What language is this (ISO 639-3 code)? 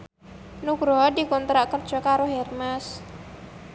jav